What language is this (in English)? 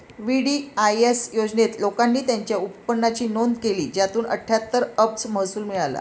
Marathi